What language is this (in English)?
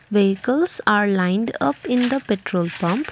English